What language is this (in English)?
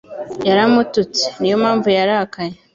Kinyarwanda